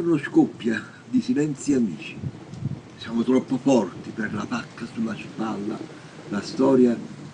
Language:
Italian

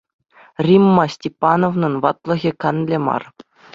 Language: Chuvash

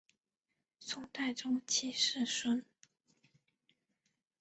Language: Chinese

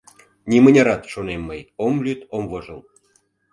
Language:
Mari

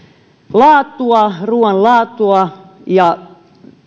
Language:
Finnish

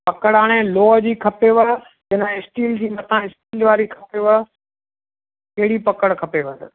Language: Sindhi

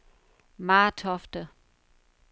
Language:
Danish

